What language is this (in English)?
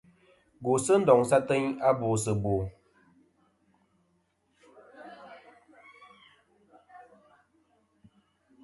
Kom